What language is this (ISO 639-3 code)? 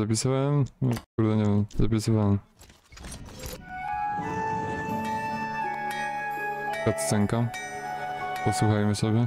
pol